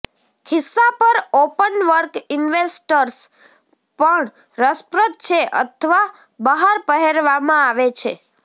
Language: Gujarati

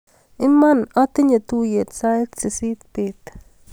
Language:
Kalenjin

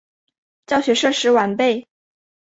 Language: Chinese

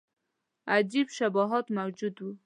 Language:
Pashto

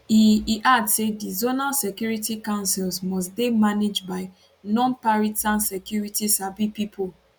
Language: Nigerian Pidgin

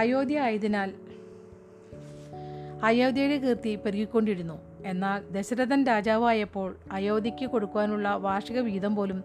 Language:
Malayalam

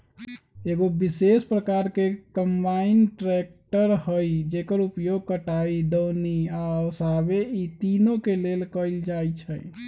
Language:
Magahi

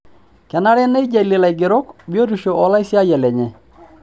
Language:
Masai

